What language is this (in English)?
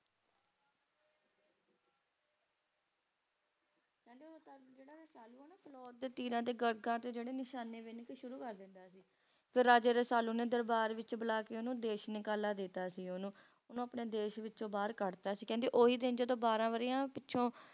Punjabi